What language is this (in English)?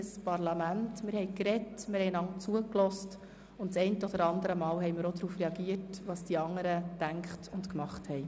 Swiss German